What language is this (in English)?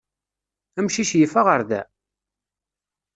Kabyle